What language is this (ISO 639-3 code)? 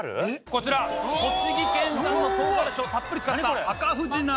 jpn